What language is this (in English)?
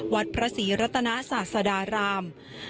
Thai